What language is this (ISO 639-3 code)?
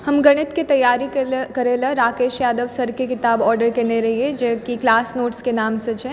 mai